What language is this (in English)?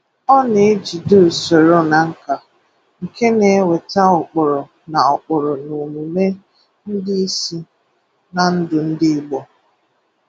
Igbo